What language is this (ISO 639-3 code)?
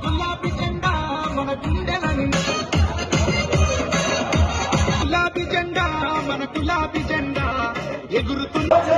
tel